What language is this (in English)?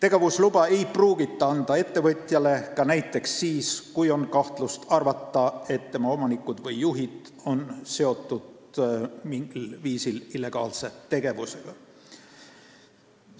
Estonian